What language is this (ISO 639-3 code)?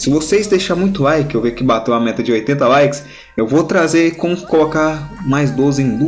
por